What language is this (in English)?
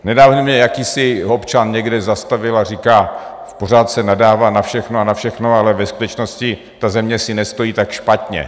Czech